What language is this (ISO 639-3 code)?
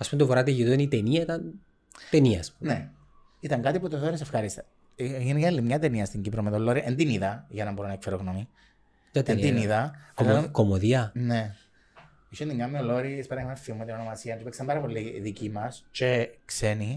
ell